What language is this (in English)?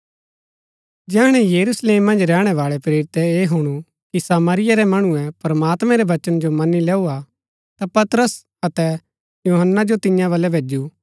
Gaddi